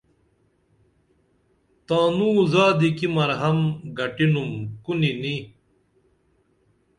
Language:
Dameli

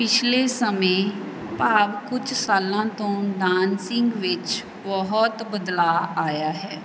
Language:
Punjabi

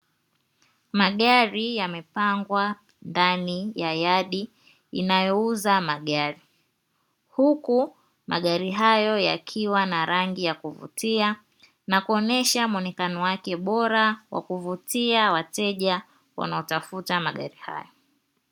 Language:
Swahili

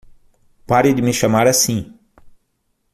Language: Portuguese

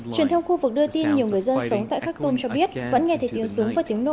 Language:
Vietnamese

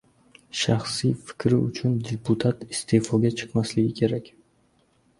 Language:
Uzbek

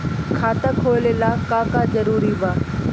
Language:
Bhojpuri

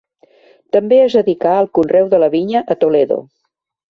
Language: Catalan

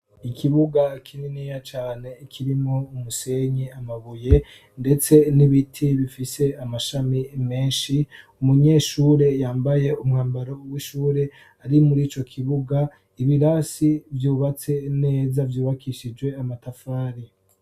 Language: Rundi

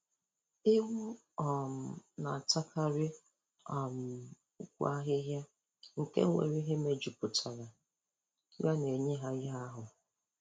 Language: Igbo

